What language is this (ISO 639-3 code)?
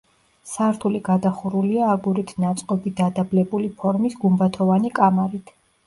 kat